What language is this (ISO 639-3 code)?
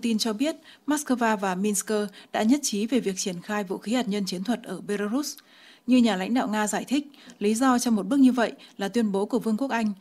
vie